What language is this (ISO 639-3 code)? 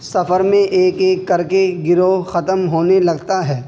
urd